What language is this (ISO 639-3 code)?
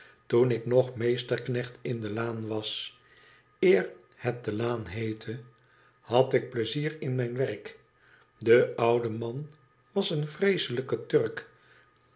nld